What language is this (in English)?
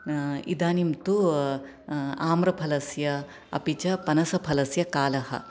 Sanskrit